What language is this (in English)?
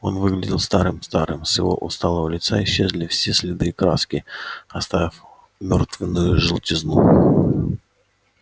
Russian